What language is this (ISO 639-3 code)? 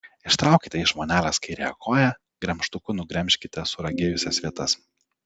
lit